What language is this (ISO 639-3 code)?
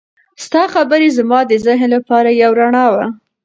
pus